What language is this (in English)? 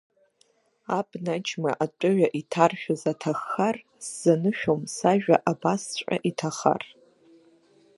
Abkhazian